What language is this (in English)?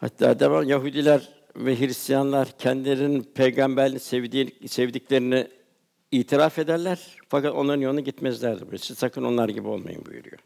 Turkish